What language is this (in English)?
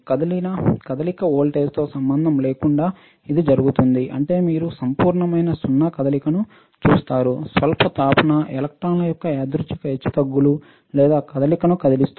Telugu